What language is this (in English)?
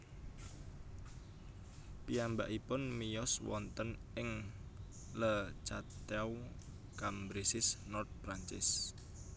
Javanese